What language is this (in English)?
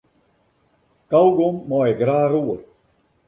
Western Frisian